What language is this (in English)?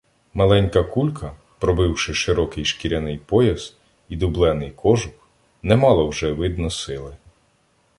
Ukrainian